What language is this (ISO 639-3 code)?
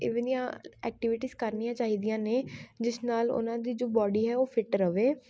pan